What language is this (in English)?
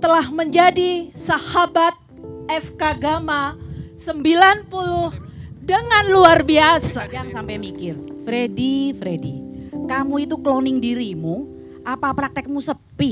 Indonesian